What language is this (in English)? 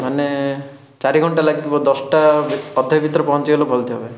Odia